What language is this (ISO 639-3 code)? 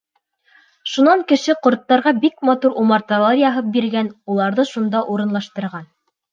bak